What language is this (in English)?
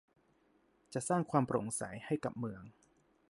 Thai